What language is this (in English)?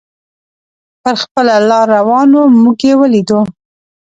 Pashto